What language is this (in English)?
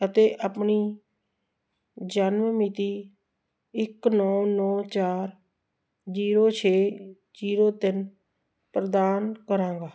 Punjabi